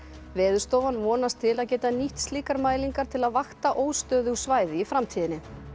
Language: Icelandic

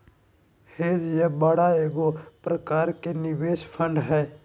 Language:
Magahi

